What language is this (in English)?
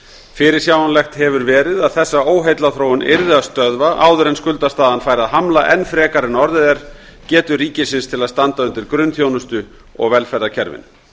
Icelandic